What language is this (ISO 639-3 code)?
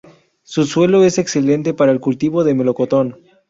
spa